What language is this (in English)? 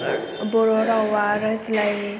Bodo